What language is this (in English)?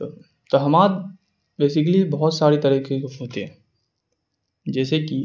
Urdu